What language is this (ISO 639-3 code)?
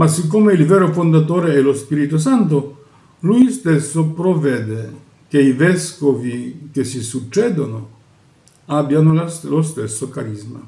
ita